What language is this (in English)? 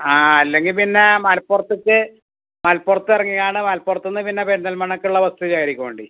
Malayalam